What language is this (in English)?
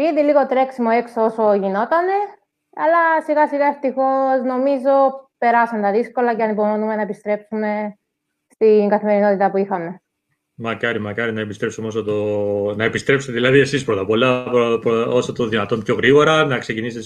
Greek